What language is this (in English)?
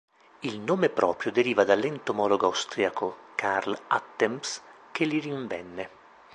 Italian